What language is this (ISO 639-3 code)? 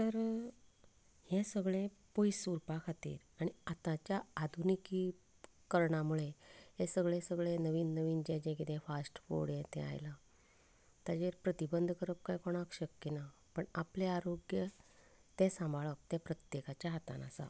kok